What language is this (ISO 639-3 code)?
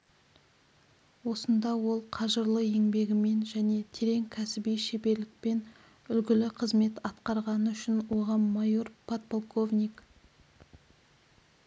kaz